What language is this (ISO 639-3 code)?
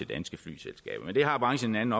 dan